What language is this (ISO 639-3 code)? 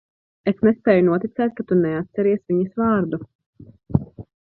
lav